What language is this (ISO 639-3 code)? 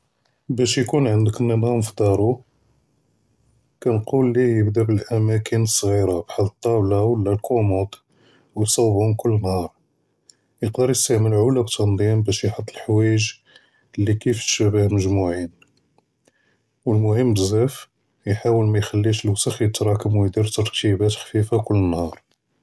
jrb